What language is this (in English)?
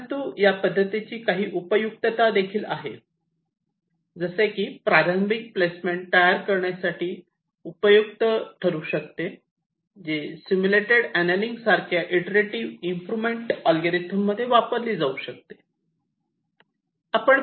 Marathi